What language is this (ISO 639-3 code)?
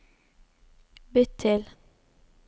nor